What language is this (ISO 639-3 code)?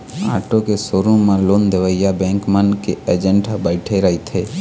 hne